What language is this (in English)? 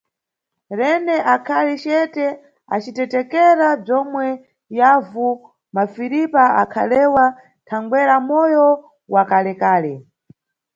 Nyungwe